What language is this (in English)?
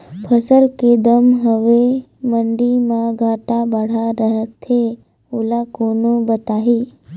Chhattisgarhi